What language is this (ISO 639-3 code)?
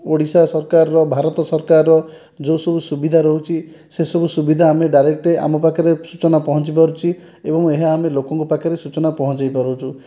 ori